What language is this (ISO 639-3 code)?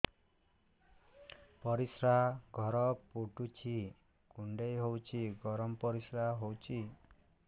ori